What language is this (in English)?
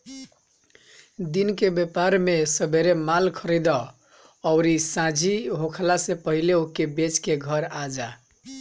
Bhojpuri